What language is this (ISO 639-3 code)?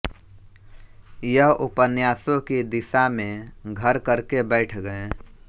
hin